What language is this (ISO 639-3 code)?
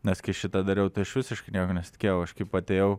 lit